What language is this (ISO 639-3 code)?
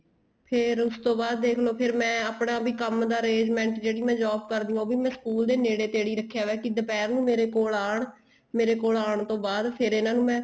pan